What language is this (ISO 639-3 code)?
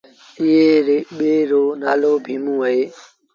sbn